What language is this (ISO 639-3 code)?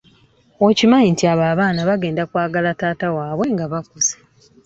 lug